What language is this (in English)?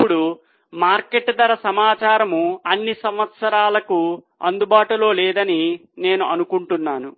Telugu